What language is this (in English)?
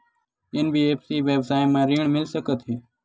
Chhattisgarhi